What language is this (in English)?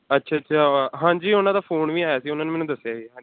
Punjabi